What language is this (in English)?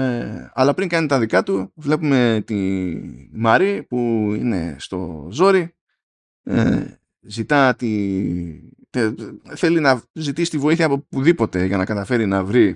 Greek